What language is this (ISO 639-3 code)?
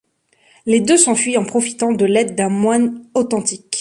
fra